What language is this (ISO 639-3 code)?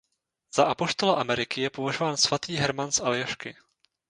ces